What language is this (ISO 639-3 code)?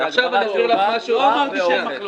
heb